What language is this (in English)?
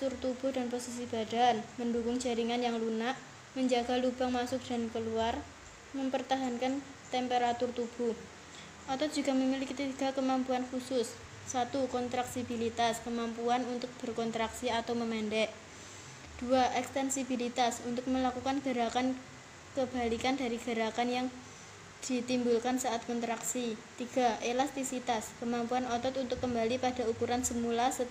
Indonesian